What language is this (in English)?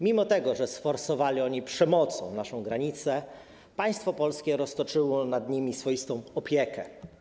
Polish